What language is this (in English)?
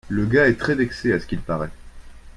French